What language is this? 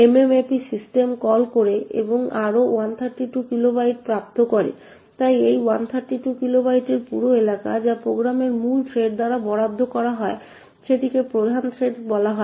Bangla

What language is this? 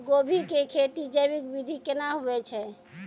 Maithili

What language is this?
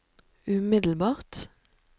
Norwegian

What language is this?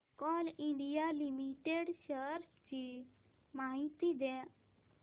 Marathi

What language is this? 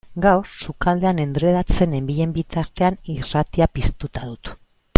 Basque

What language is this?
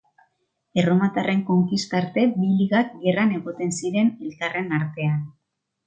Basque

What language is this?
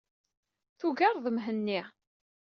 Kabyle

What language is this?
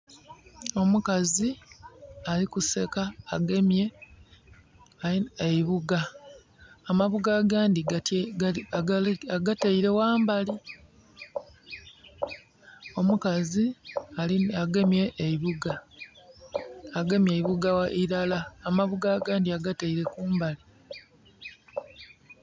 Soga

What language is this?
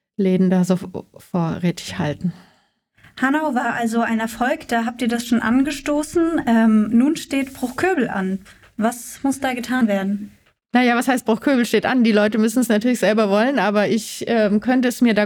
German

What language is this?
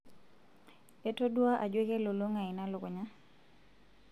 Masai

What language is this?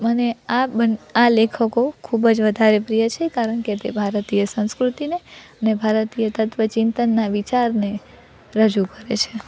Gujarati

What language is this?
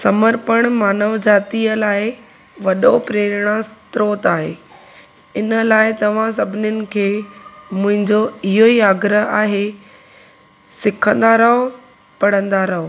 Sindhi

